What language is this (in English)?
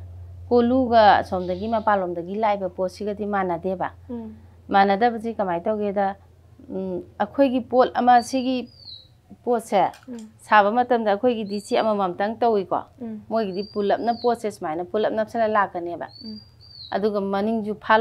Arabic